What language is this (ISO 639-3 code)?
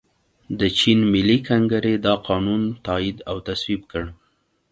pus